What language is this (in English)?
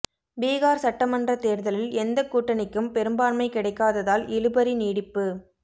Tamil